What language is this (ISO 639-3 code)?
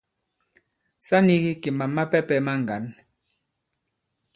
abb